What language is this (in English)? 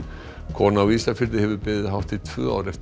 Icelandic